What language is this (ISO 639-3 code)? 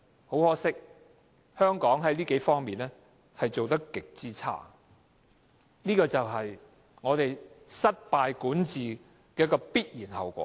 yue